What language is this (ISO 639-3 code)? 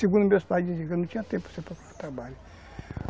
por